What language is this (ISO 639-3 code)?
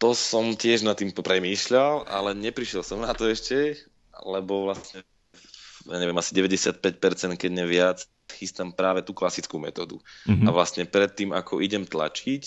slk